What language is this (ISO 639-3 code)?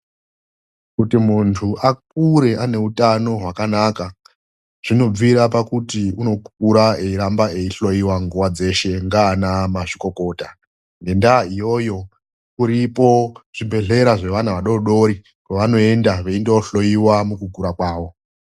ndc